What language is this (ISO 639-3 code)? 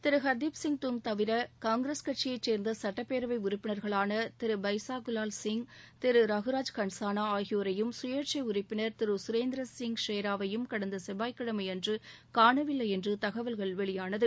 tam